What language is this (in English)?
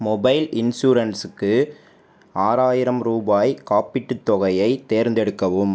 Tamil